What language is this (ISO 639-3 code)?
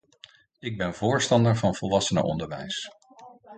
nld